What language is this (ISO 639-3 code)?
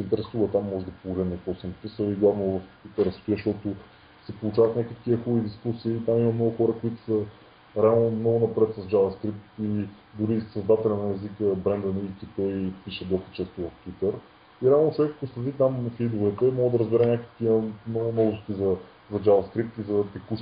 bul